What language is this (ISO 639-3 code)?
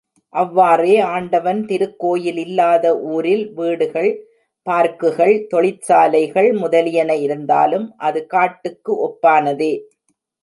tam